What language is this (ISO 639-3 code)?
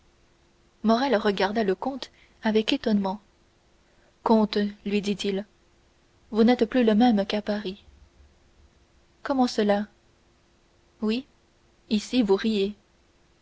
fra